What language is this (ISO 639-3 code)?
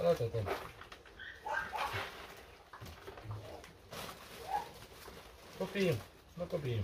ron